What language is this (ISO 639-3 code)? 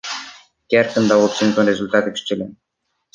ron